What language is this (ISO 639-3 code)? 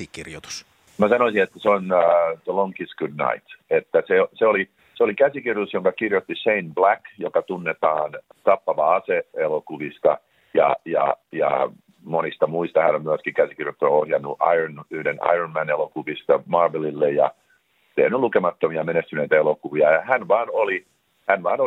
fin